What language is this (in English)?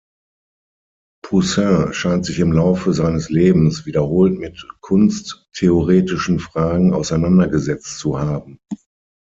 German